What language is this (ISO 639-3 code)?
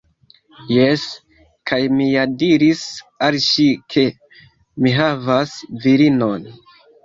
epo